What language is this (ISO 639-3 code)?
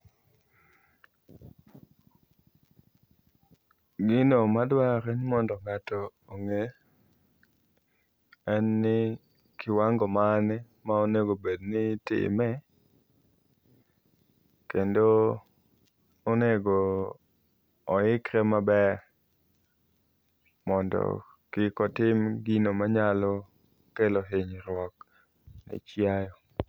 luo